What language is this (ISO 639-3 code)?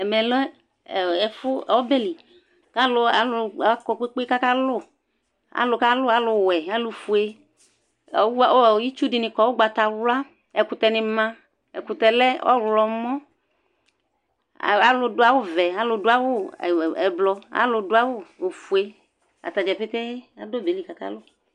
kpo